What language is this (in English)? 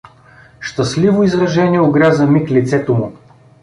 Bulgarian